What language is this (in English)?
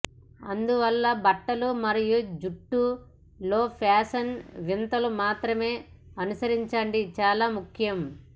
Telugu